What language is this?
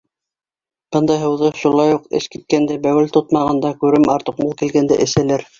Bashkir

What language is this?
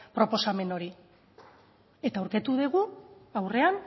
Basque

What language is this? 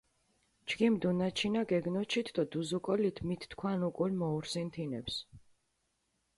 Mingrelian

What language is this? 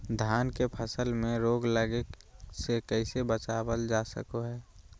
Magahi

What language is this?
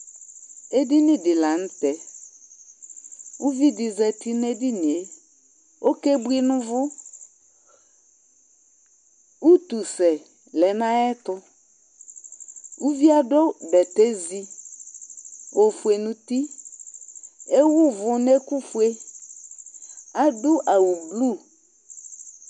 Ikposo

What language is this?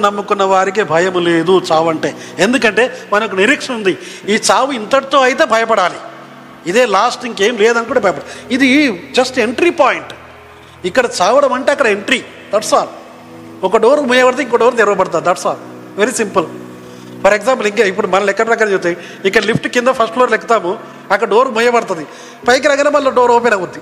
Telugu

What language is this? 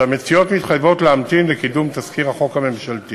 Hebrew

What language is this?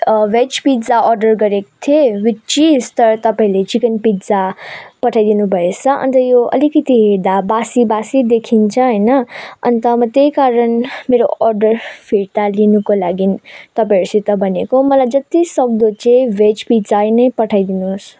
Nepali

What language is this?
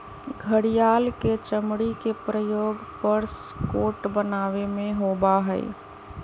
Magahi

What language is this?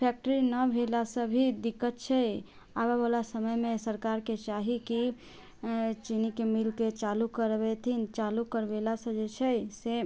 Maithili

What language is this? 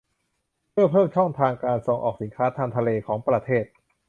Thai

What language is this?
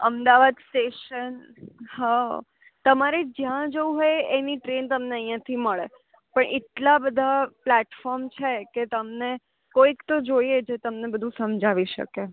Gujarati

